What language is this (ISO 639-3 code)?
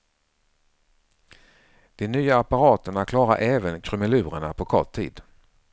swe